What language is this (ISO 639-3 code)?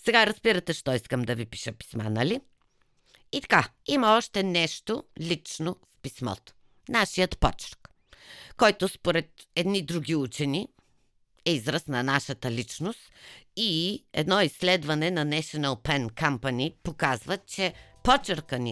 bul